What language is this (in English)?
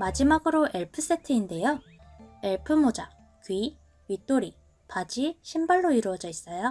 Korean